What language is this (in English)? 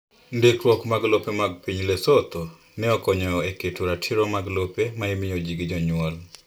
Luo (Kenya and Tanzania)